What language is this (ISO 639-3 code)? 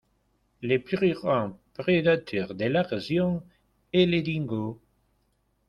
fra